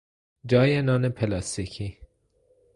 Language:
Persian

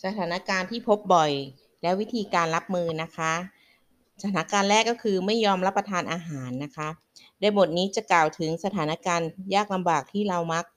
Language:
Thai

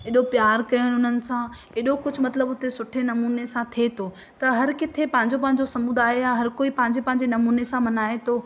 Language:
Sindhi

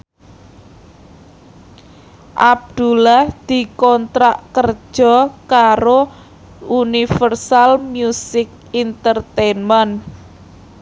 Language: Javanese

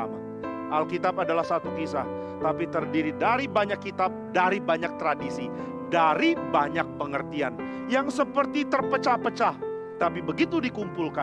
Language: Indonesian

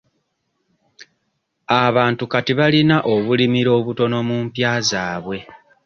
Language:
Ganda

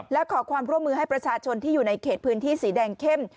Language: Thai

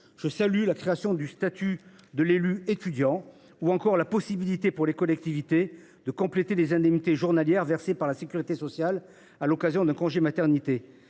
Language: French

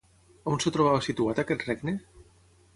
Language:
Catalan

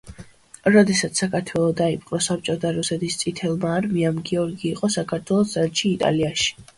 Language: Georgian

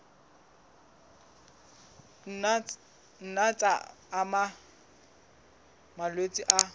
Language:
Southern Sotho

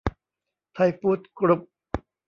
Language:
Thai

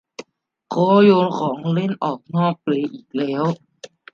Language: Thai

